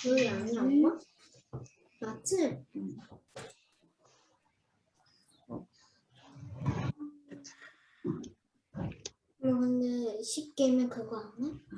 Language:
Korean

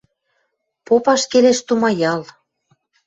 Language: Western Mari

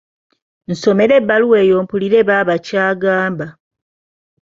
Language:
Ganda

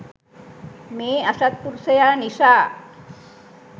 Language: Sinhala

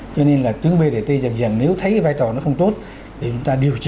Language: Vietnamese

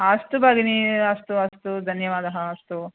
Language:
Sanskrit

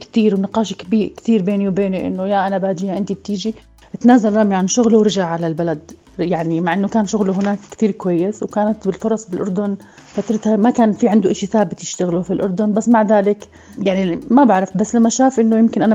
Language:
Arabic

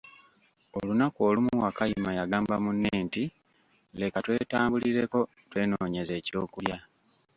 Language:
Ganda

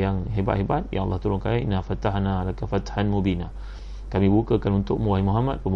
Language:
Malay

